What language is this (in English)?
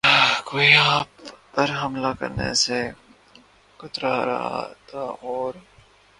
Urdu